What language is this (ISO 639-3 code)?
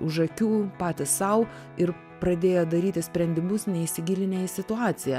lit